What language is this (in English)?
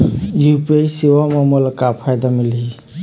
Chhattisgarhi